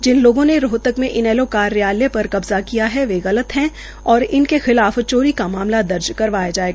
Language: Hindi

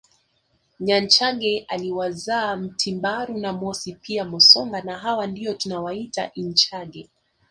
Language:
Swahili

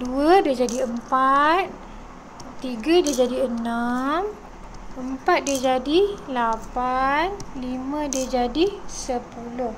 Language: Malay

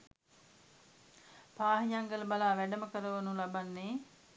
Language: Sinhala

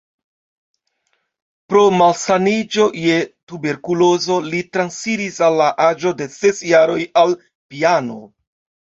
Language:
Esperanto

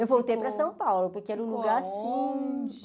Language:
Portuguese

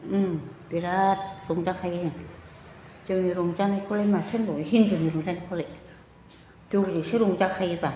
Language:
Bodo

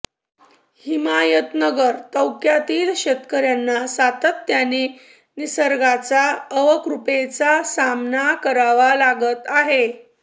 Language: Marathi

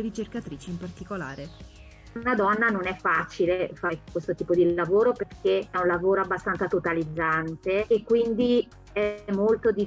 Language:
Italian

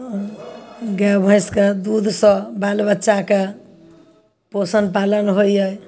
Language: Maithili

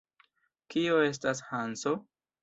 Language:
Esperanto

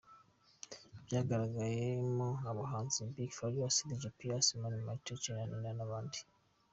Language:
Kinyarwanda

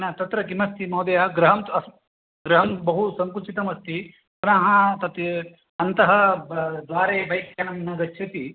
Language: Sanskrit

